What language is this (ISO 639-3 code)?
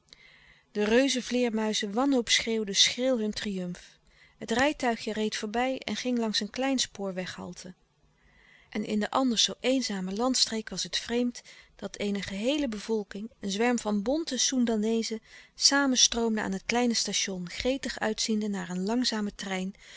nld